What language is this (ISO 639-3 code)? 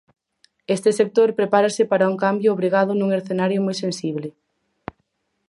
glg